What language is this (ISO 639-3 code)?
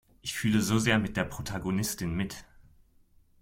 deu